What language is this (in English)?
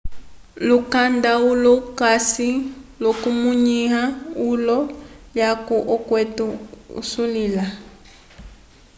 Umbundu